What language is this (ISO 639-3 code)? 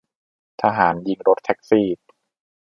tha